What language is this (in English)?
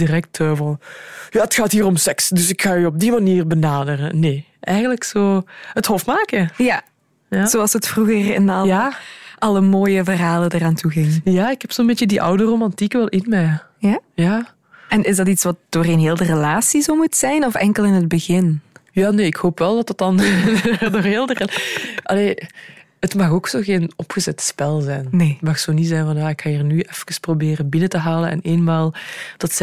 Dutch